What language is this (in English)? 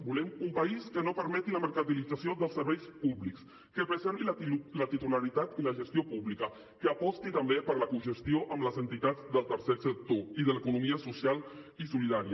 Catalan